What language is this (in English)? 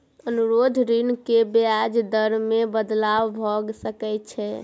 Maithili